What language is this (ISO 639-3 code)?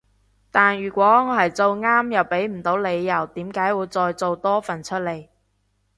yue